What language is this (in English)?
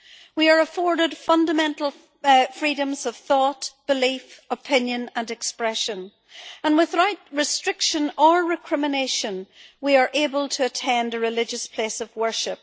English